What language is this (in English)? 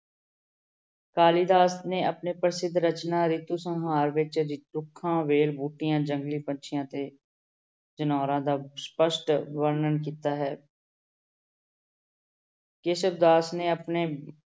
Punjabi